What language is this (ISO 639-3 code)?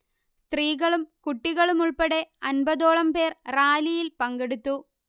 mal